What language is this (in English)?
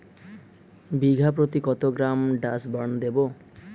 Bangla